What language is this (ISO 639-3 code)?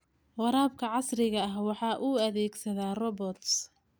som